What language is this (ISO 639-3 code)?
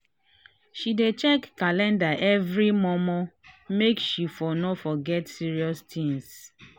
pcm